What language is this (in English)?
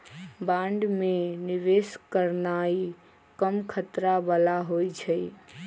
Magahi